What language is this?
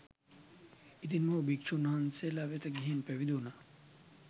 Sinhala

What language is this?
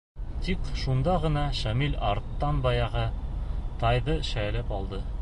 Bashkir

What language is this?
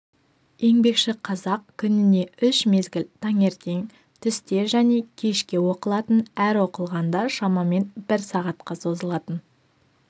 Kazakh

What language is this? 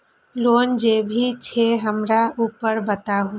Maithili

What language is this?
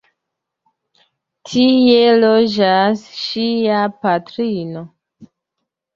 Esperanto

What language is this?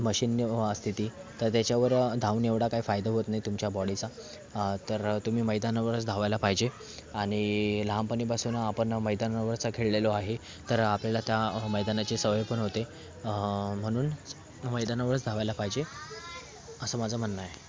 Marathi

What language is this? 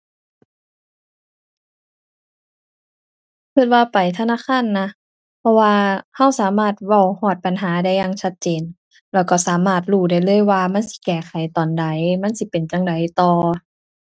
Thai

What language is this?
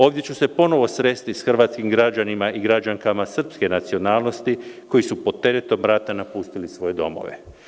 Serbian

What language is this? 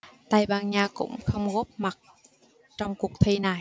Vietnamese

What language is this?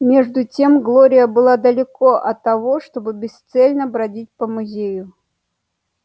Russian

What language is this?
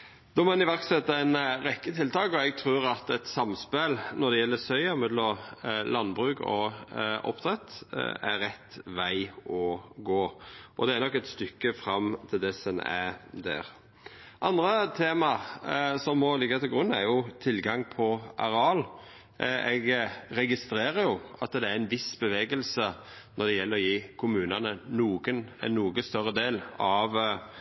Norwegian Nynorsk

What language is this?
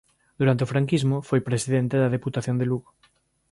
Galician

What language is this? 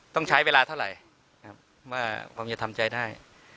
Thai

